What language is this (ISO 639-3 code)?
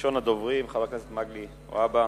heb